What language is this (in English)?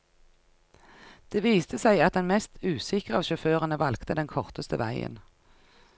Norwegian